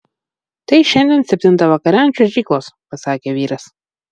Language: Lithuanian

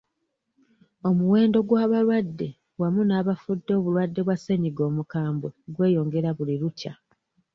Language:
Ganda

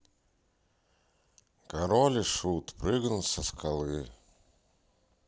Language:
Russian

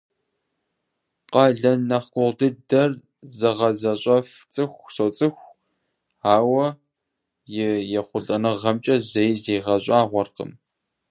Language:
Kabardian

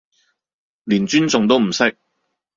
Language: Cantonese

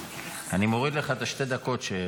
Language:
Hebrew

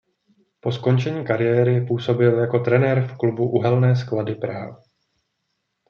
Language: Czech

